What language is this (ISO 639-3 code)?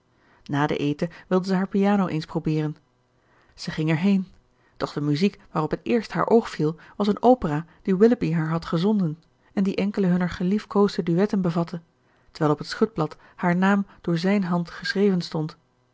nld